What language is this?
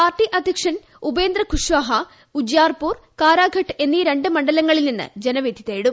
Malayalam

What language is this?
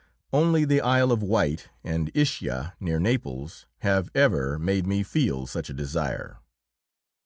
English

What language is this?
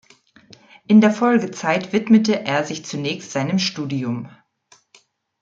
German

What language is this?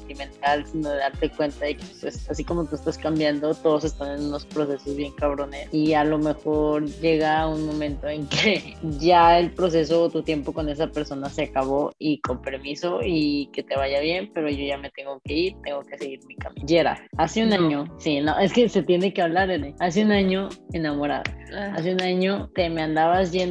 Spanish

